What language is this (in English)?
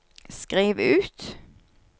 Norwegian